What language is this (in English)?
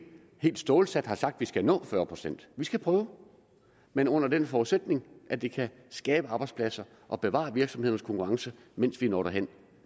Danish